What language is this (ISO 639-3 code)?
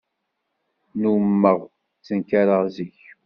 kab